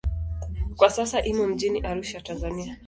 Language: Swahili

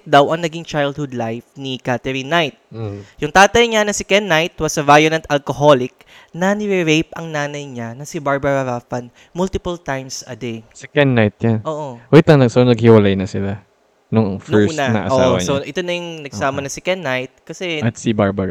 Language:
Filipino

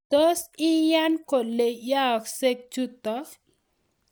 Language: Kalenjin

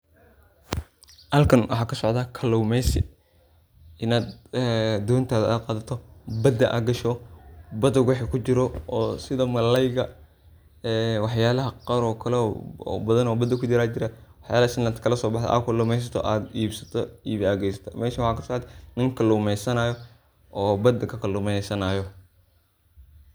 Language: Somali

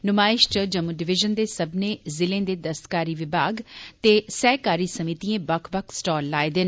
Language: Dogri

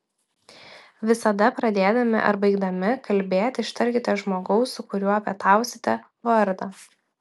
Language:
Lithuanian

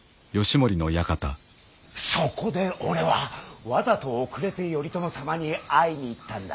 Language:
Japanese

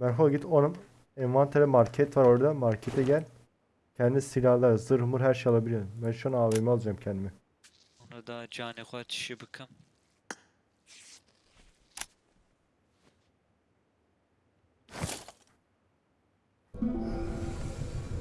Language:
Turkish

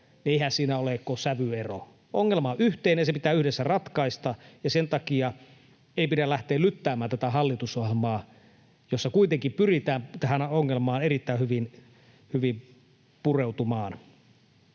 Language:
Finnish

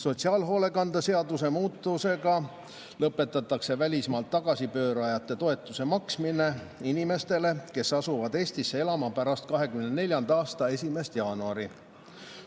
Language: Estonian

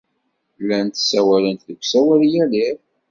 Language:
Kabyle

